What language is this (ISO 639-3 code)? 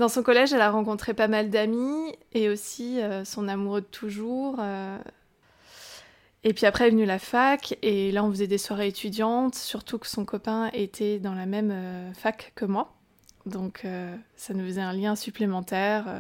fra